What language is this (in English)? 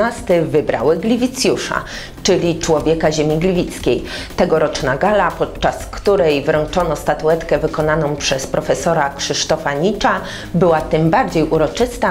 Polish